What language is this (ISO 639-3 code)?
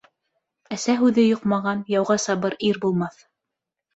bak